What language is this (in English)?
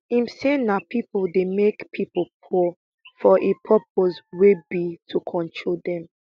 Nigerian Pidgin